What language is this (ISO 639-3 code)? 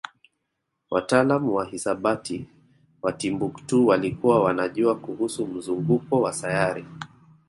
swa